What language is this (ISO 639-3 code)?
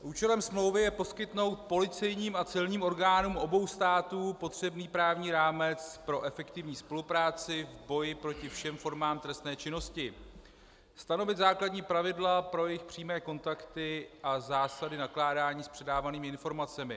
ces